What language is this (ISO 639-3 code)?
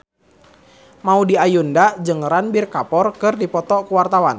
sun